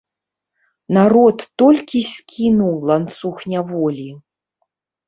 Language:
Belarusian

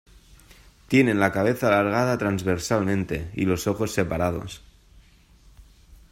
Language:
Spanish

